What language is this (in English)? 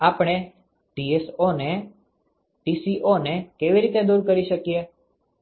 Gujarati